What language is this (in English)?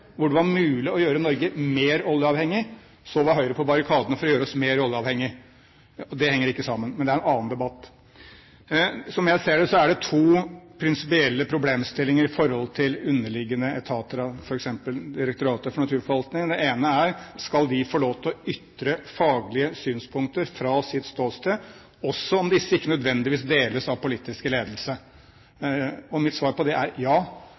Norwegian Bokmål